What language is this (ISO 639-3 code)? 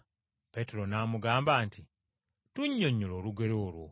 lug